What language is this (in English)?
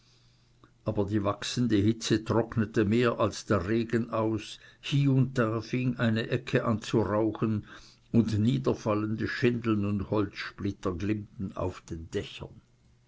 German